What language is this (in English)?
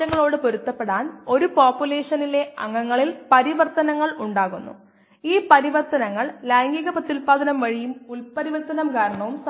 Malayalam